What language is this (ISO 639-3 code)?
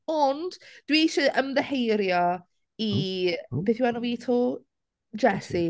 cym